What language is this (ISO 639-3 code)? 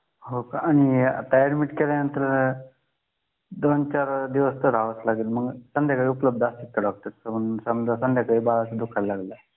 mar